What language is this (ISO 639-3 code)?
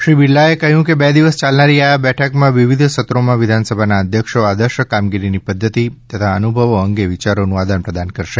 guj